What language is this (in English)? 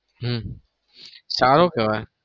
Gujarati